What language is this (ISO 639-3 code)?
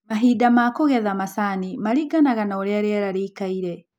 kik